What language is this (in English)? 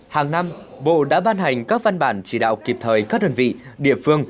Vietnamese